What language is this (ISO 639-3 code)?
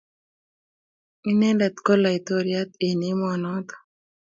kln